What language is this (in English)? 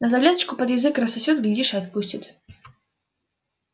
Russian